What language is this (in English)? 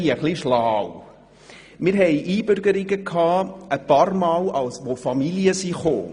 Swiss German